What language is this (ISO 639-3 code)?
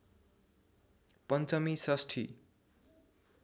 nep